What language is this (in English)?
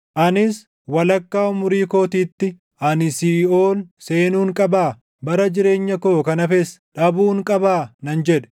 Oromo